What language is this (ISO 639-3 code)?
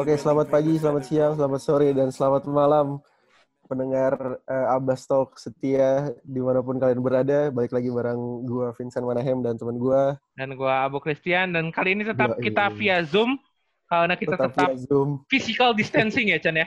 ind